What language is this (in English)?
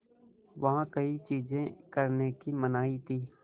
Hindi